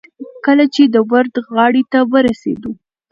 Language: Pashto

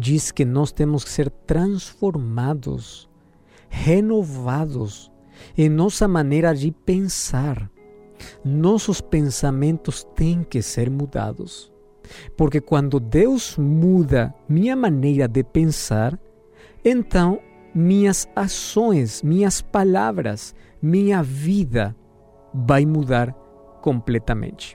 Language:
Portuguese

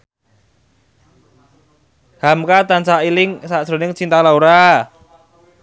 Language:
Javanese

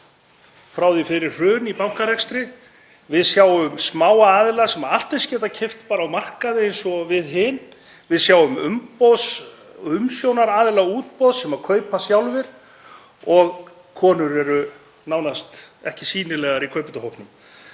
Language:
Icelandic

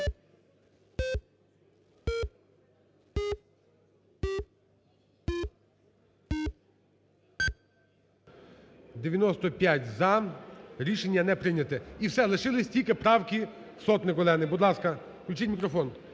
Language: Ukrainian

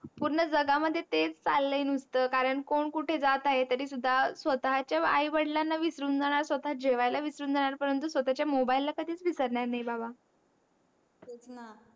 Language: Marathi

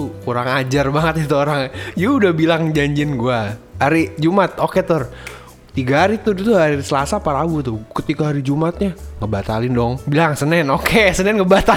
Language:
Indonesian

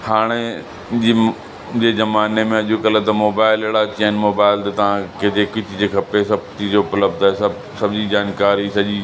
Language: Sindhi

